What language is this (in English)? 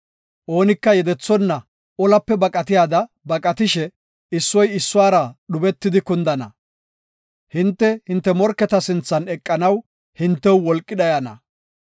Gofa